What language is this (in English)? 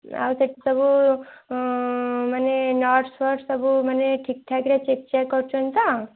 Odia